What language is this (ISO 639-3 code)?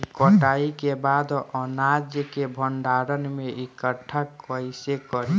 bho